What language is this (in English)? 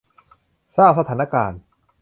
Thai